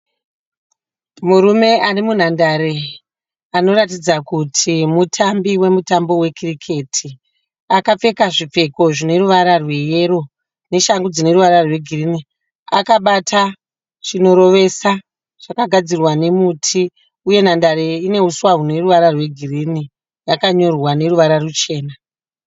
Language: Shona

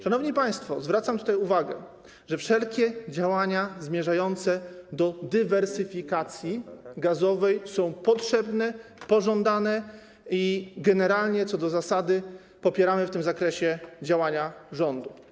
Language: Polish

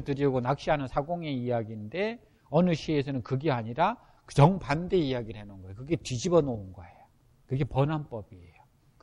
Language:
Korean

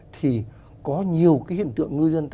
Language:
Vietnamese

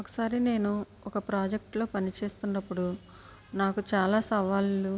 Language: Telugu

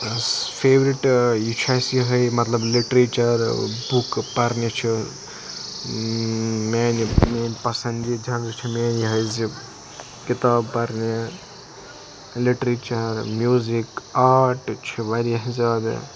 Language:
Kashmiri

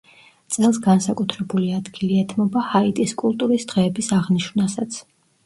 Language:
Georgian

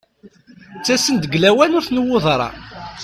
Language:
Kabyle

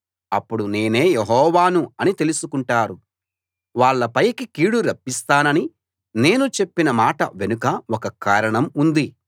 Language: Telugu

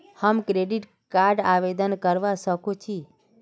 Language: Magahi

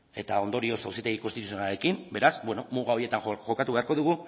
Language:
Basque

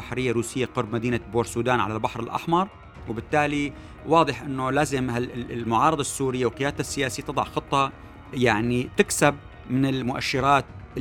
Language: Arabic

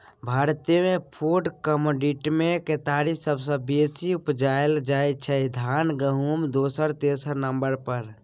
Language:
Maithili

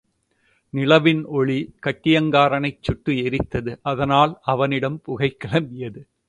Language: Tamil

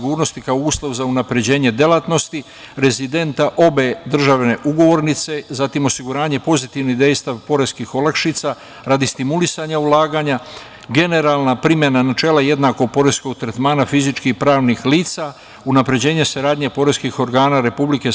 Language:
Serbian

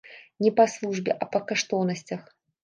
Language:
Belarusian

